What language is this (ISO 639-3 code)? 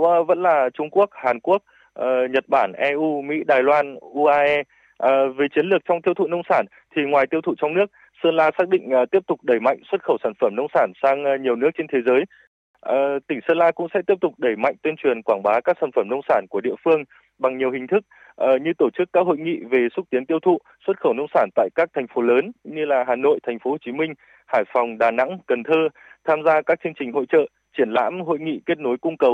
vie